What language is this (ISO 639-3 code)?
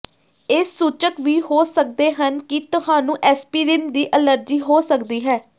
pan